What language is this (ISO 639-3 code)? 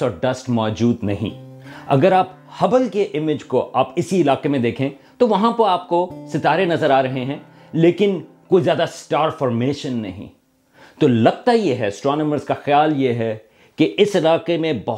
urd